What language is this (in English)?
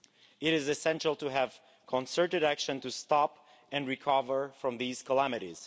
English